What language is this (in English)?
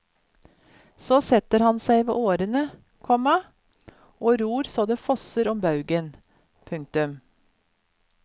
Norwegian